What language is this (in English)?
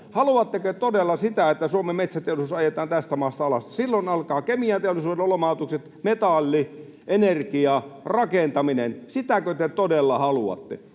Finnish